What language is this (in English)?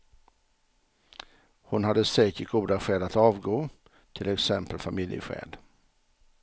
Swedish